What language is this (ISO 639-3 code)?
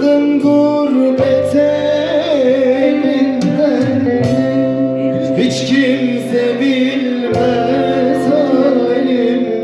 tur